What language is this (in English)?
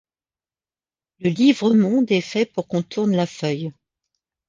French